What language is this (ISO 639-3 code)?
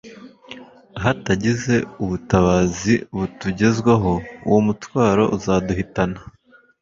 kin